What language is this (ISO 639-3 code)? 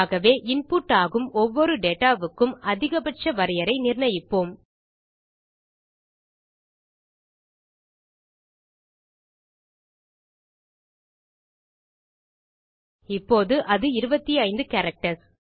tam